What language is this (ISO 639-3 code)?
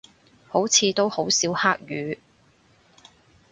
yue